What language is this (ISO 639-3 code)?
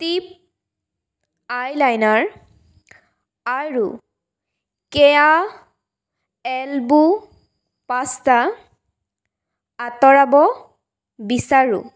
asm